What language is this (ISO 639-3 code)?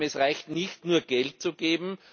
deu